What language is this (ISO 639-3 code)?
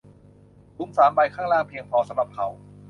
tha